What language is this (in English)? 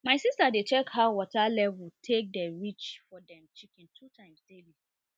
Nigerian Pidgin